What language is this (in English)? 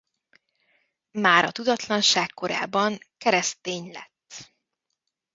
Hungarian